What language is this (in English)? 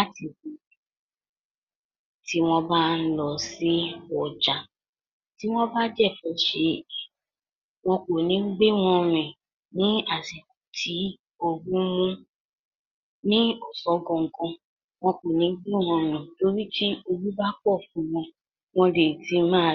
Yoruba